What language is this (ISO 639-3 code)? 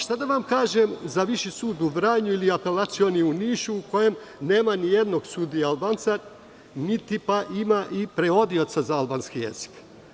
srp